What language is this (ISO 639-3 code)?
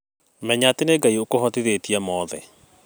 kik